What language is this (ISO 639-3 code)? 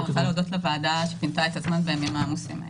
heb